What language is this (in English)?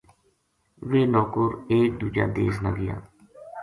Gujari